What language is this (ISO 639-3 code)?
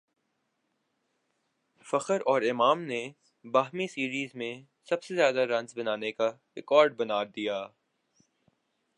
urd